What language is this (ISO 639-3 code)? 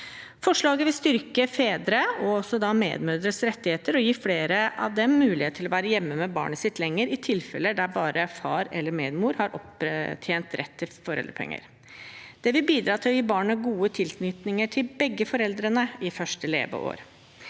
nor